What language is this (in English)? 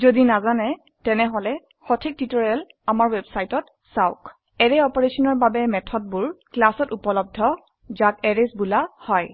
Assamese